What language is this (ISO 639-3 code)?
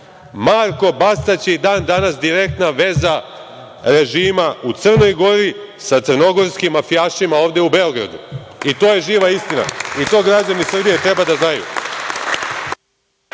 srp